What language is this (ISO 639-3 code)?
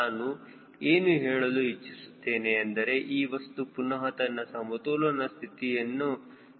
kan